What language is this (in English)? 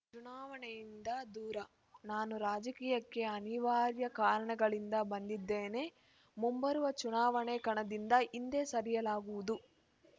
Kannada